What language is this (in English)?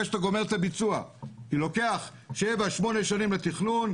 Hebrew